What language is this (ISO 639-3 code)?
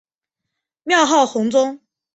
zho